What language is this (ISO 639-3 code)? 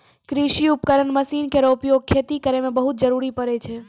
mai